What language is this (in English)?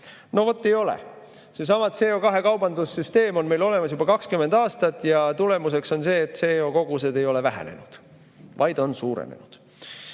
Estonian